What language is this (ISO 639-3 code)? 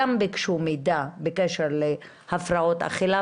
heb